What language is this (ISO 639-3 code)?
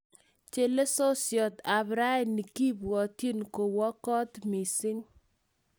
kln